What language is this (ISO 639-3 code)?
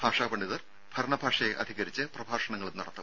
mal